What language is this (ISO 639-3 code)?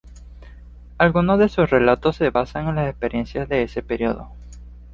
spa